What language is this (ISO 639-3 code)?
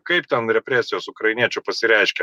lit